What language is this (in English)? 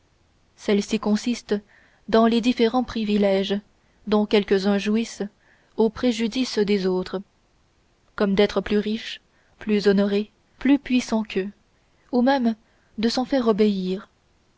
French